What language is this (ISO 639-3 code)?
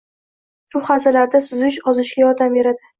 uzb